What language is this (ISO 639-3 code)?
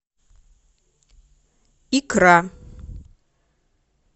rus